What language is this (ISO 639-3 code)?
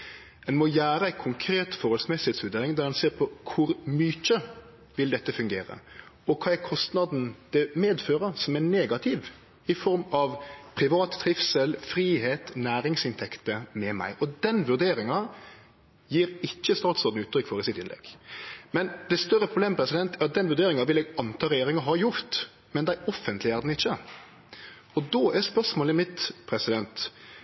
nno